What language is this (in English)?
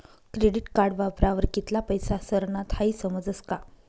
Marathi